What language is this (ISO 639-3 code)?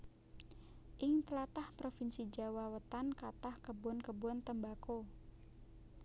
jav